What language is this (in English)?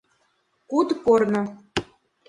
Mari